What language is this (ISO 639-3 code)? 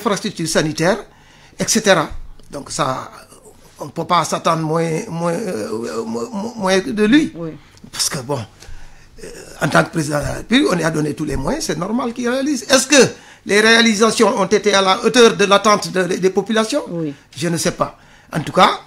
fra